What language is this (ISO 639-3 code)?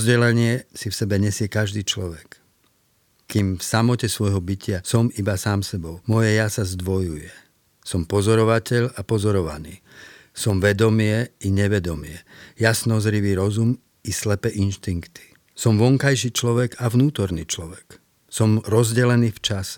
slk